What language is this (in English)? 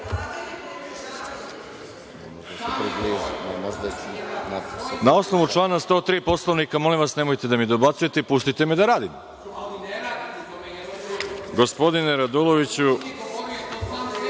Serbian